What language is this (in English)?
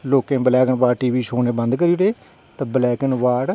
Dogri